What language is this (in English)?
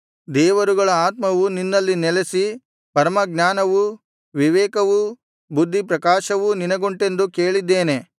Kannada